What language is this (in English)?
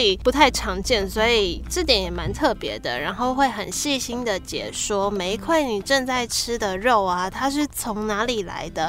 Chinese